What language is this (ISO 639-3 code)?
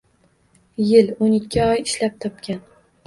uzb